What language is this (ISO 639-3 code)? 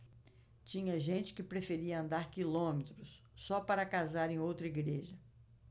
por